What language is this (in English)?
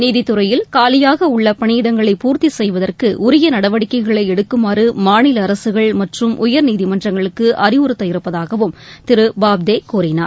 Tamil